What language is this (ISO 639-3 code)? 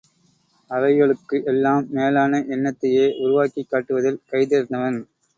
tam